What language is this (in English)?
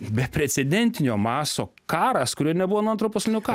Lithuanian